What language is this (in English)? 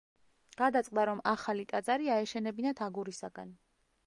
Georgian